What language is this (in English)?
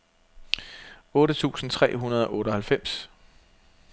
Danish